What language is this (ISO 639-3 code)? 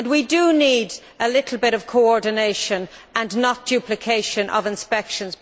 eng